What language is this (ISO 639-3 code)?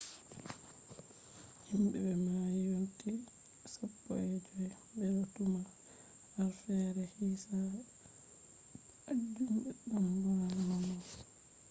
ful